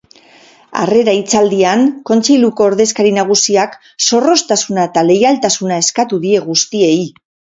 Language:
Basque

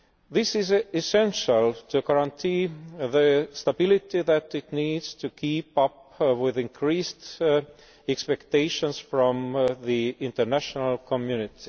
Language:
English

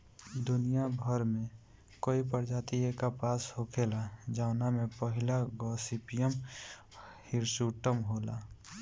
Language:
Bhojpuri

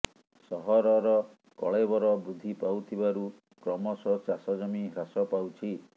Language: Odia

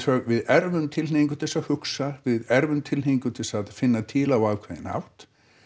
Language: Icelandic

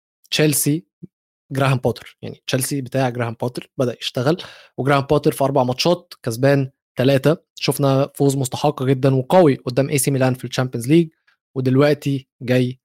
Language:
Arabic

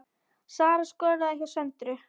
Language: Icelandic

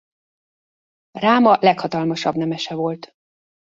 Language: Hungarian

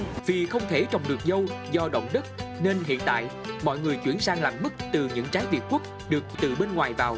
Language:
Vietnamese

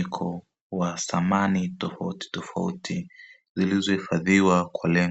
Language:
Swahili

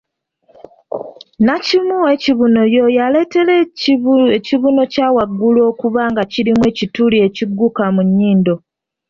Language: Ganda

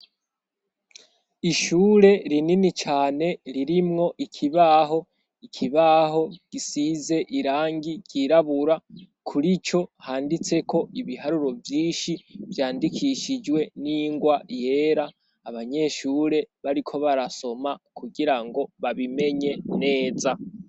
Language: Rundi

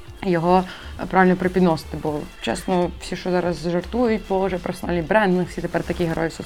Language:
Ukrainian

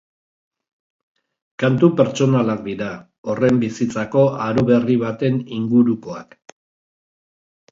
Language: Basque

